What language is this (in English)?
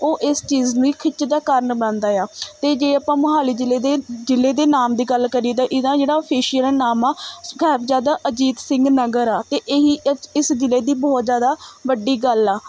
Punjabi